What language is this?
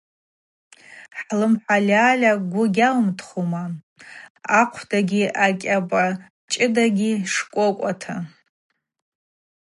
Abaza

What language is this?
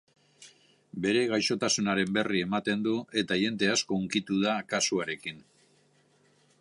Basque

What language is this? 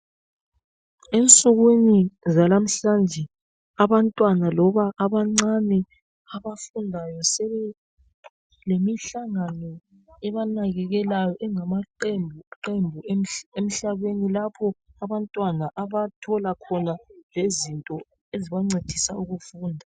North Ndebele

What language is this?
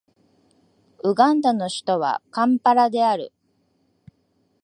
Japanese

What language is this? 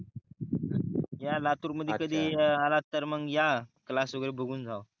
Marathi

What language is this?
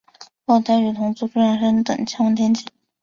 Chinese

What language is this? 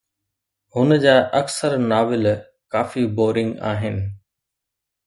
Sindhi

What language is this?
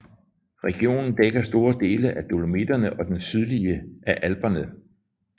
Danish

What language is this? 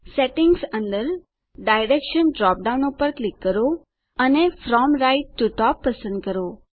Gujarati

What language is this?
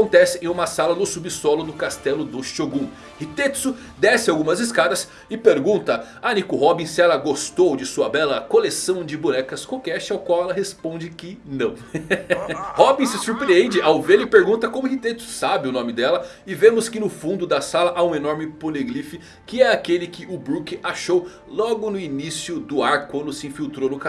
Portuguese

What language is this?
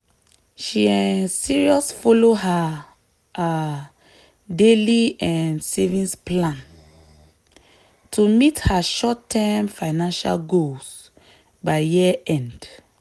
Nigerian Pidgin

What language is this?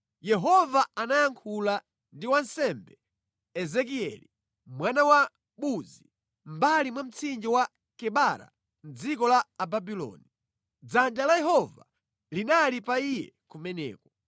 Nyanja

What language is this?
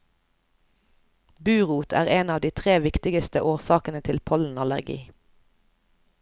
Norwegian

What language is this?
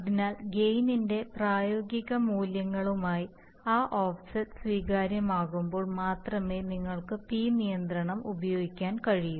Malayalam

